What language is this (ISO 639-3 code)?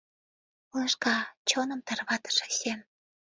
chm